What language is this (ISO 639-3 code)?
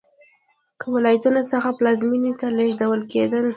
pus